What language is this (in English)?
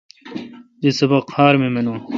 Kalkoti